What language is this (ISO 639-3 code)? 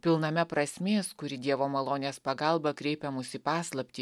lit